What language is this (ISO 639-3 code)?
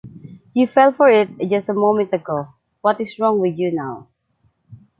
eng